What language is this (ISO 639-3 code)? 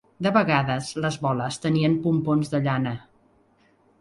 cat